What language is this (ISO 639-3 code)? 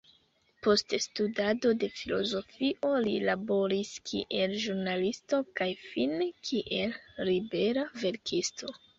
epo